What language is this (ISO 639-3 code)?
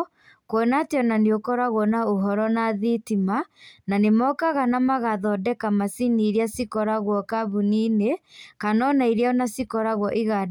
kik